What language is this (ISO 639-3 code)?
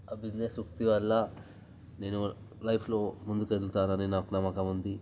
tel